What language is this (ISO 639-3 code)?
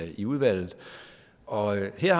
dan